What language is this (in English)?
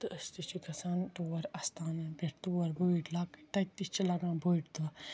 Kashmiri